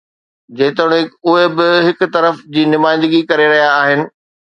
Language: Sindhi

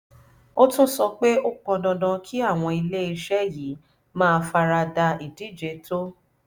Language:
Yoruba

